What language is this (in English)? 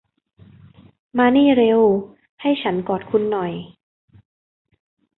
Thai